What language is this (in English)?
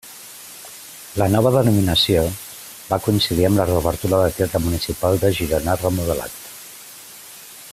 Catalan